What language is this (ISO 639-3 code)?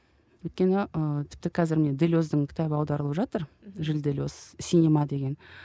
kaz